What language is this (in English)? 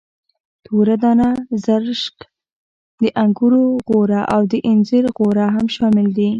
Pashto